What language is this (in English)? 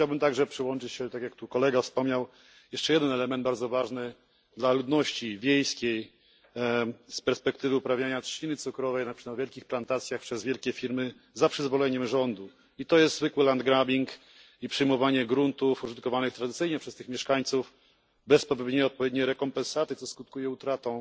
Polish